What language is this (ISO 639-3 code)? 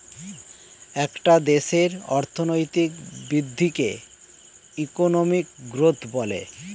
ben